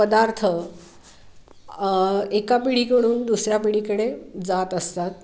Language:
Marathi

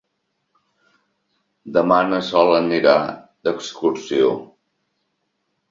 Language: Catalan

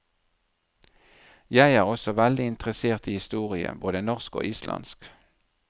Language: Norwegian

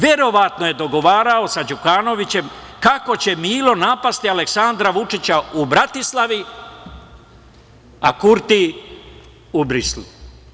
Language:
Serbian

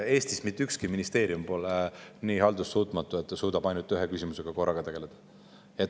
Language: Estonian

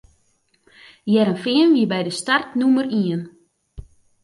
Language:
Western Frisian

